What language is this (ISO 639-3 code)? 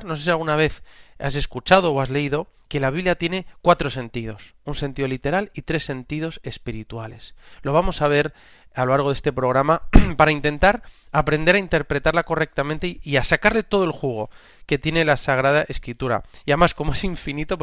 spa